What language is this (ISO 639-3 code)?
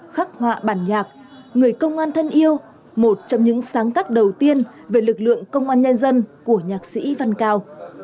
vie